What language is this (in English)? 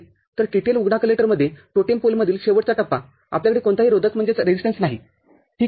Marathi